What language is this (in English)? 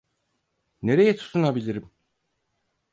Turkish